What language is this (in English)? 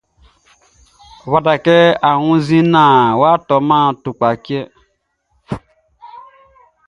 Baoulé